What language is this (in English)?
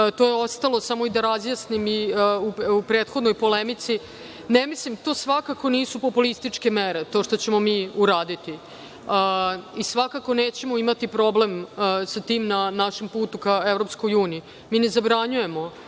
Serbian